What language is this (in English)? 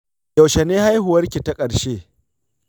Hausa